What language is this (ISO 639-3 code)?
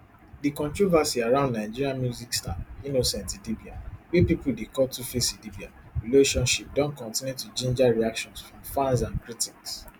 pcm